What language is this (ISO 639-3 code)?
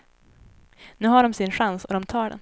swe